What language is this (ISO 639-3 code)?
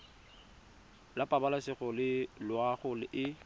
tsn